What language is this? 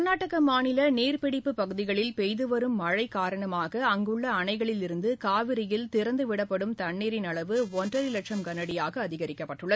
Tamil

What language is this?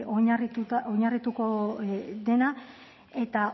Basque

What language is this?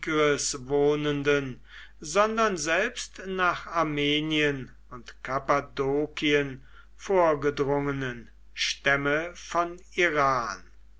German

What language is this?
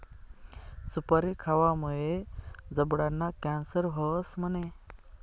Marathi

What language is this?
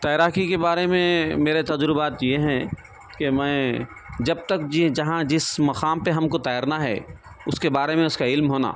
Urdu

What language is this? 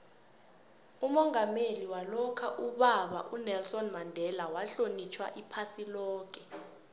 South Ndebele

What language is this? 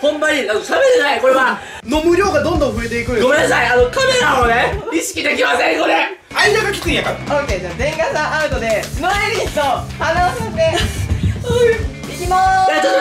Japanese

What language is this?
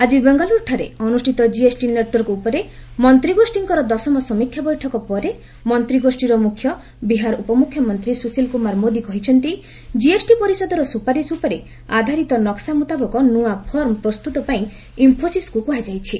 Odia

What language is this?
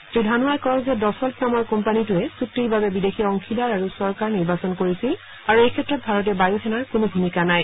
Assamese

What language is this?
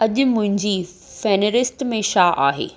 Sindhi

